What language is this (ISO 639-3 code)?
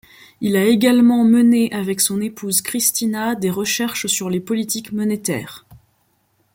fra